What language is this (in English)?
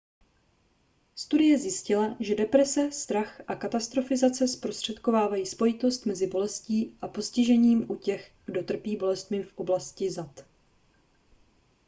Czech